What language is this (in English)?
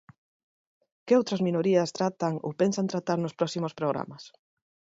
Galician